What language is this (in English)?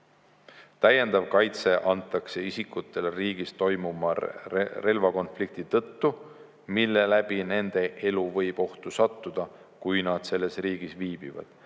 Estonian